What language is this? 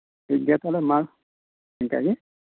Santali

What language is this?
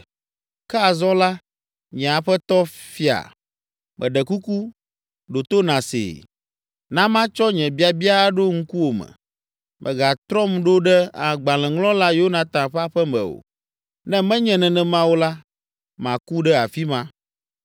Ewe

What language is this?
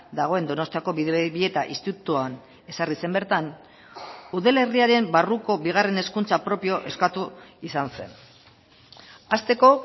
Basque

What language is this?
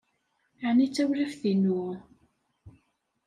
Kabyle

